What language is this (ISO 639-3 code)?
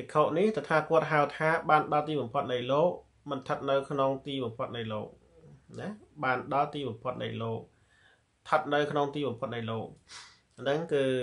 tha